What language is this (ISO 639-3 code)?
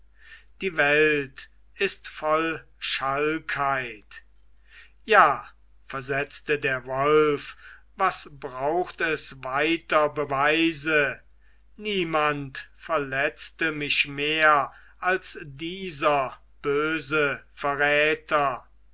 deu